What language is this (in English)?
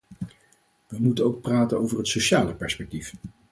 Dutch